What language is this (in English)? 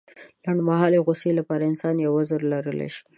Pashto